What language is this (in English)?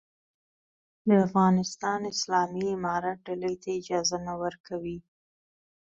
Pashto